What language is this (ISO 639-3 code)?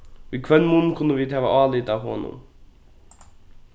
fao